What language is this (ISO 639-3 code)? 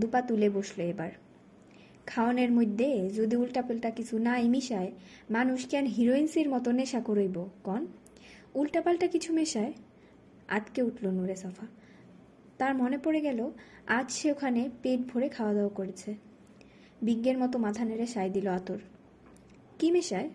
ben